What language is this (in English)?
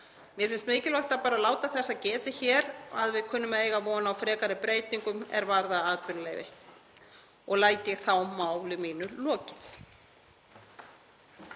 Icelandic